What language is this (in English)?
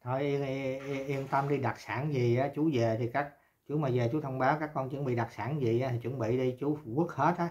Vietnamese